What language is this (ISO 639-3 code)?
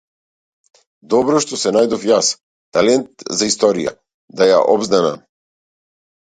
mkd